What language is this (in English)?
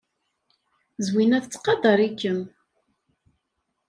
Kabyle